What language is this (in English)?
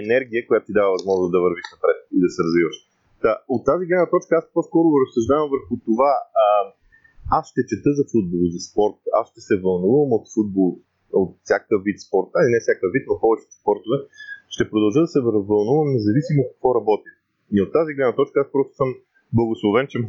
Bulgarian